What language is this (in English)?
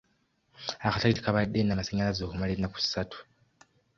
Ganda